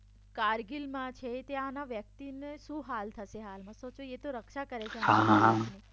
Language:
Gujarati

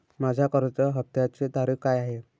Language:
Marathi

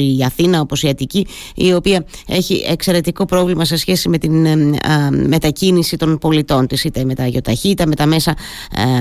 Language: Greek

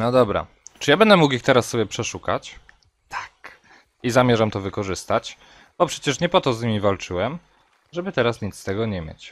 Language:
Polish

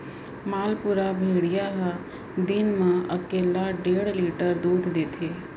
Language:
Chhattisgarhi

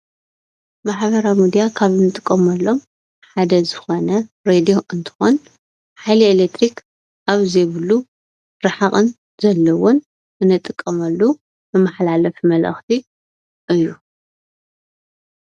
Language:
Tigrinya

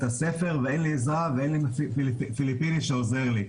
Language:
Hebrew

